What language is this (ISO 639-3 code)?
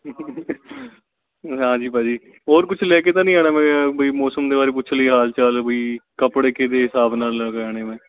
pan